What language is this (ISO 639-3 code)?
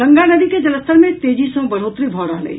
mai